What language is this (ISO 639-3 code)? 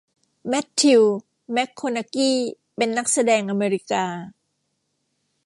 tha